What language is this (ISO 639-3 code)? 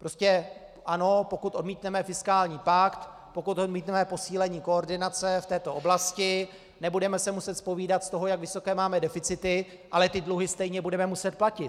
ces